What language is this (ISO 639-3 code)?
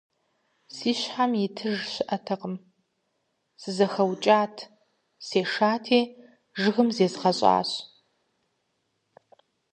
kbd